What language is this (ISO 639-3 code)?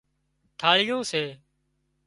kxp